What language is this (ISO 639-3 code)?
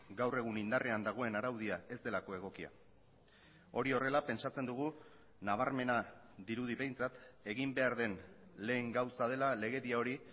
eus